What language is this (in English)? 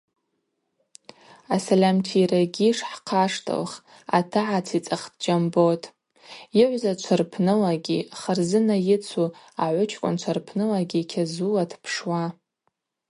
Abaza